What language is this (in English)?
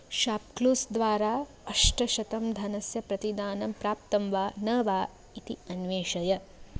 Sanskrit